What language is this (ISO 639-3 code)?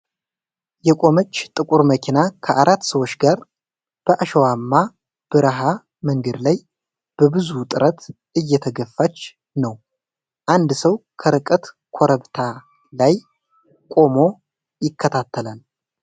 amh